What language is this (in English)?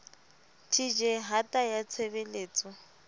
Southern Sotho